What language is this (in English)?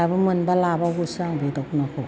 Bodo